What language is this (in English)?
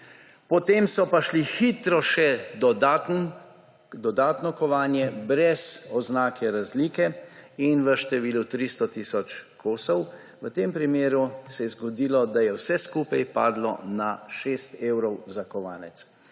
Slovenian